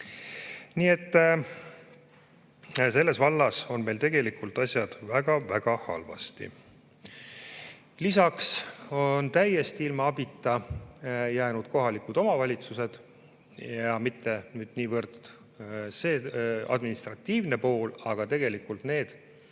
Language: Estonian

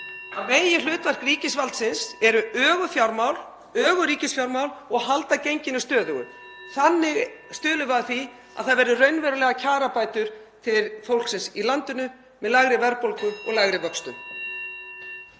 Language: Icelandic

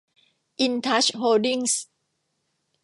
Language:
Thai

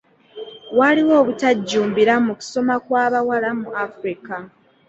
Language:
Ganda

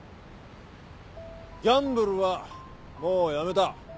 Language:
Japanese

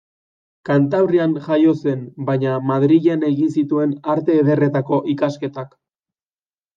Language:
Basque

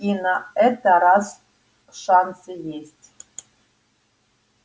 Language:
Russian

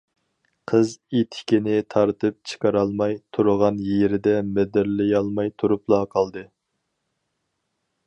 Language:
Uyghur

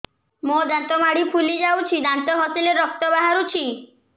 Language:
Odia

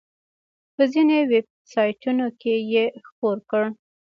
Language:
Pashto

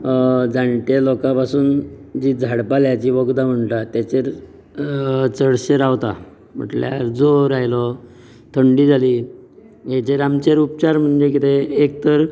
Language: Konkani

